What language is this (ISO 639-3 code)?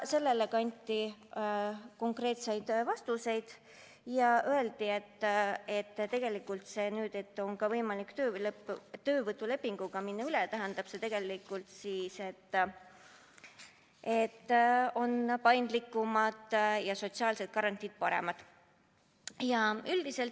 est